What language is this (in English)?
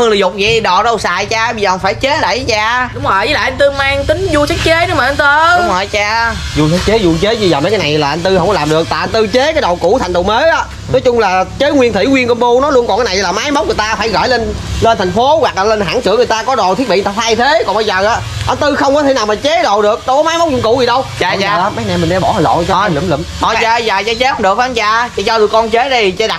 Vietnamese